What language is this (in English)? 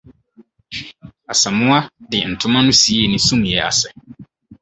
Akan